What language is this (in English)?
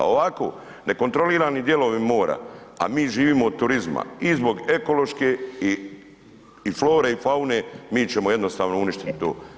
Croatian